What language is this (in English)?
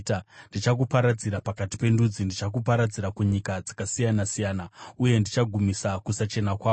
Shona